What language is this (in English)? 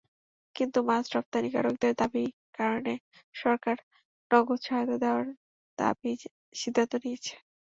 Bangla